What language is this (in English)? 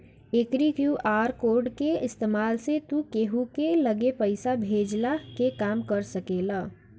Bhojpuri